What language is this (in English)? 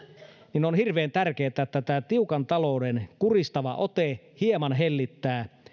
Finnish